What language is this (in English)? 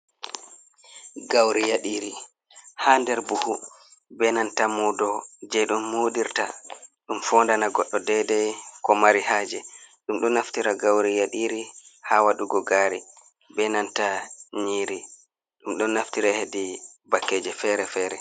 Fula